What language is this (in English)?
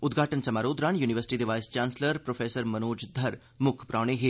Dogri